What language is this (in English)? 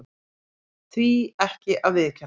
Icelandic